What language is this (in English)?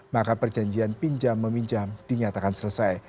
Indonesian